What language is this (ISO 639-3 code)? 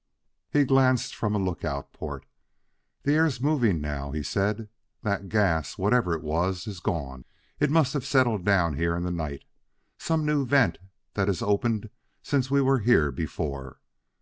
eng